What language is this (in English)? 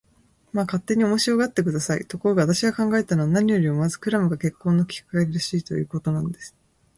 Japanese